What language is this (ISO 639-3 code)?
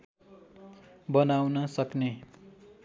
nep